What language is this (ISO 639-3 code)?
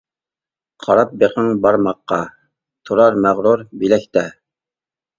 uig